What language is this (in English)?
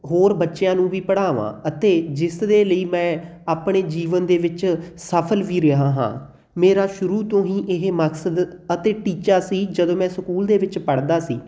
Punjabi